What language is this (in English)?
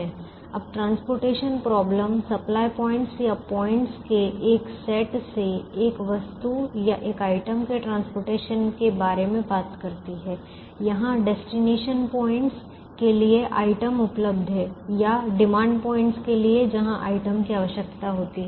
Hindi